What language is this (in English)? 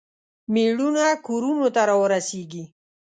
Pashto